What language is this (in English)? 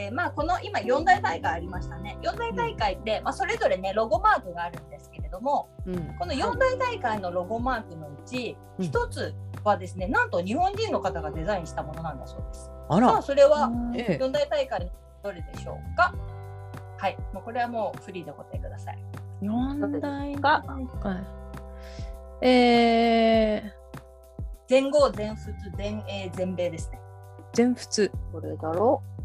Japanese